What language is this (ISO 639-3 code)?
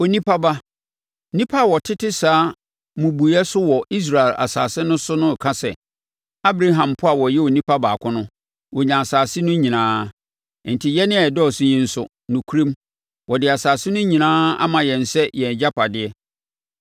aka